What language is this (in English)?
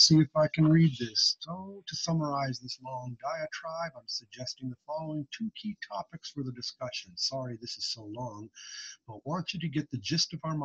English